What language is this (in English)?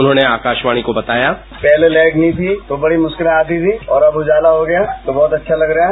Hindi